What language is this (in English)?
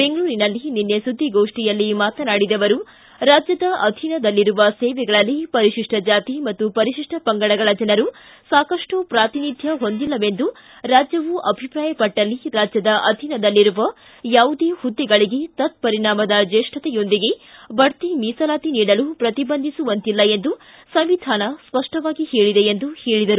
Kannada